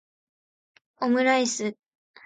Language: Japanese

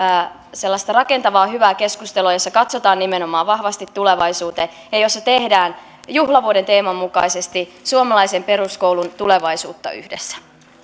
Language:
Finnish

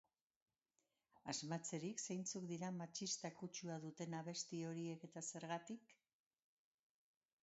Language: Basque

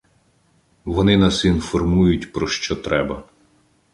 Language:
Ukrainian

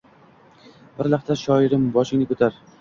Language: Uzbek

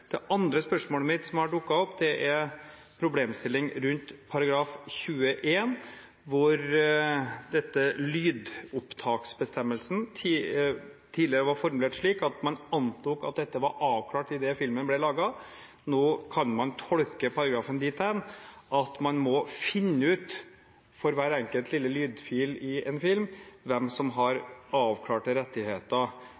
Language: Norwegian Bokmål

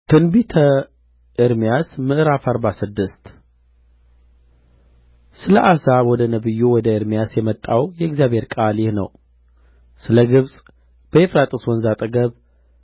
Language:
Amharic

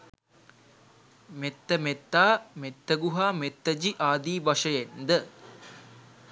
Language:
Sinhala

